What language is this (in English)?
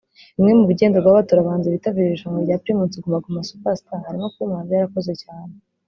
Kinyarwanda